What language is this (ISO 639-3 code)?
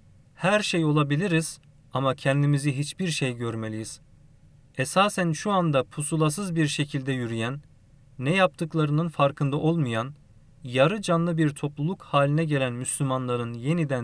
tur